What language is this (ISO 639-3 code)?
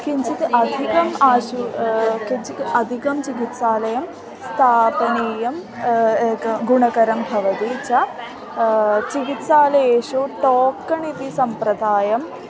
san